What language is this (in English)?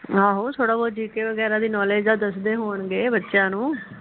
Punjabi